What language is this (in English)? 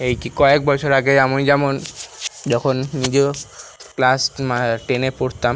Bangla